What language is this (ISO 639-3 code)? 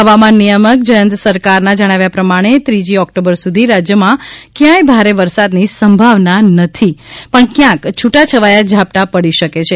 guj